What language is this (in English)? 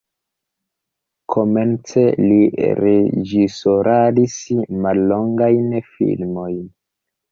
Esperanto